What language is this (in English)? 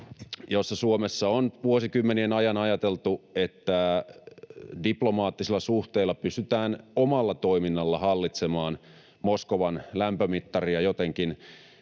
Finnish